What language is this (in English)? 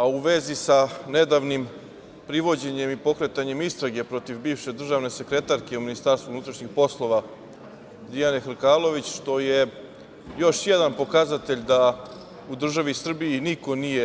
Serbian